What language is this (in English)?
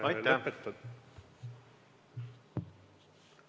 Estonian